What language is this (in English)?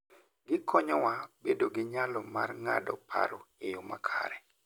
Luo (Kenya and Tanzania)